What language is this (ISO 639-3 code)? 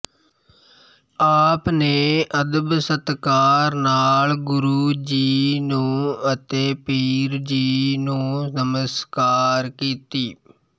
pan